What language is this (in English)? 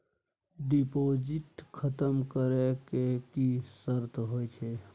Maithili